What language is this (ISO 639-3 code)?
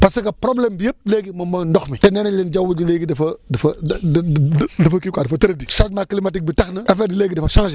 wol